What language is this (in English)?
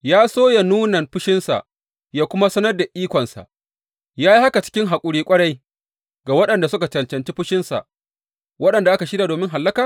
Hausa